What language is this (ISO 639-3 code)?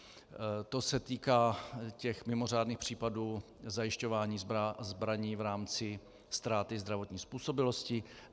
ces